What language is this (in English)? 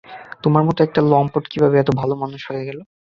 Bangla